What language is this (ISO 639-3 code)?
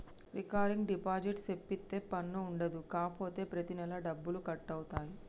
tel